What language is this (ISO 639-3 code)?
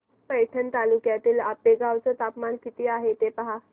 mar